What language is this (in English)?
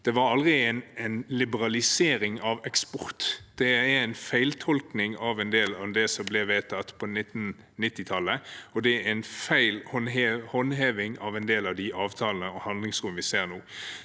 Norwegian